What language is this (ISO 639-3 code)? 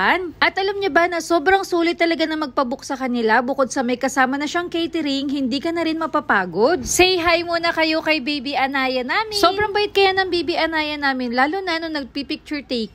fil